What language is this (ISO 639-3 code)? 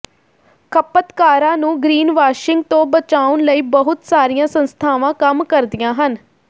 pan